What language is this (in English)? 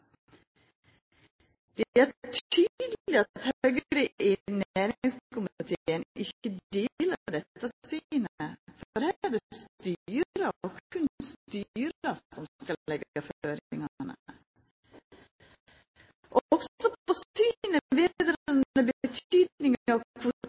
Norwegian Nynorsk